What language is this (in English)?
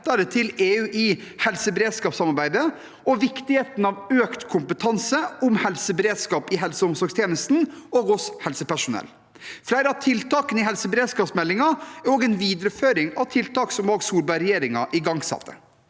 Norwegian